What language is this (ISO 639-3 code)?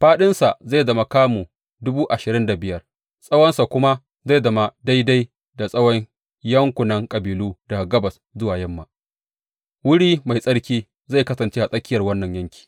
hau